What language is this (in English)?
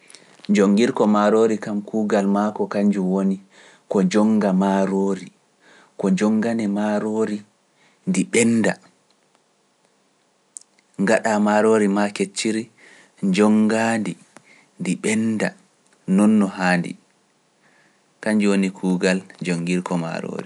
Pular